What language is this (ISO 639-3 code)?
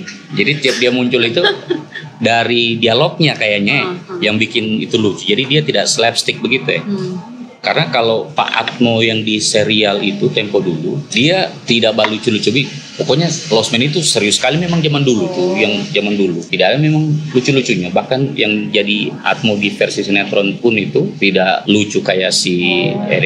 ind